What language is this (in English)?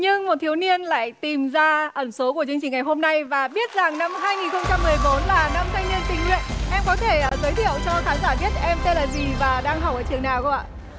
Vietnamese